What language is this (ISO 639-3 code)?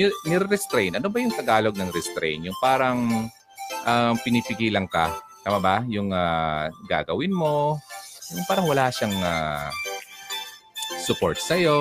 fil